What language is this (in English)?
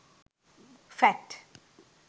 Sinhala